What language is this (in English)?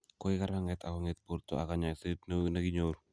Kalenjin